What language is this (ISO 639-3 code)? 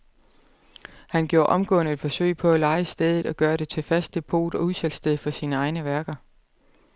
dan